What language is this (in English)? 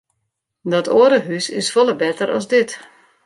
Western Frisian